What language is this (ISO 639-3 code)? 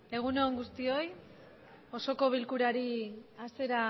eus